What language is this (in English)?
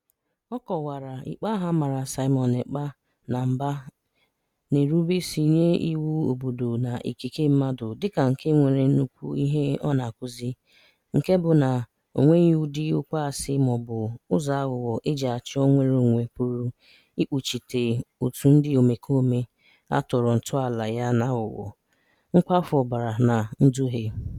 Igbo